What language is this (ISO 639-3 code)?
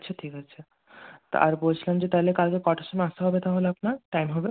ben